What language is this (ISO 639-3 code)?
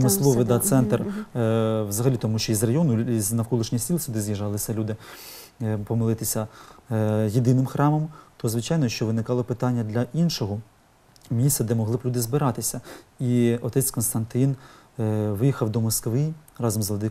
ukr